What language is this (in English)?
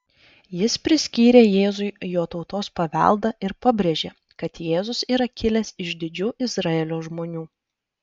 Lithuanian